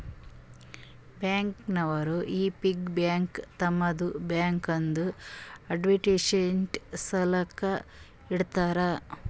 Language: Kannada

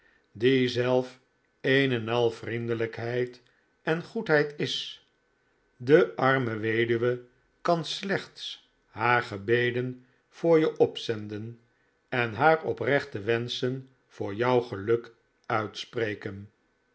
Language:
Dutch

